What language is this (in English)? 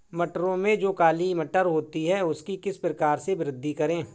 Hindi